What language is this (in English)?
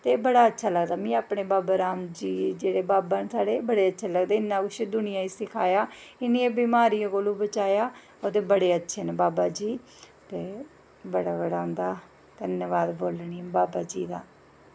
Dogri